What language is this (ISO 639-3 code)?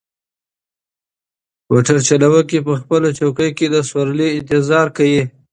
pus